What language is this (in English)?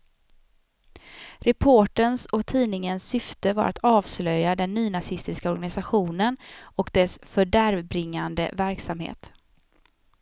Swedish